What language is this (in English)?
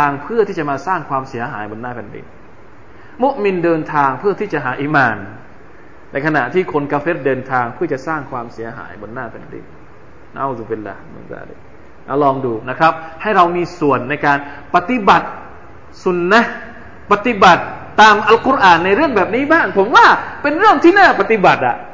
Thai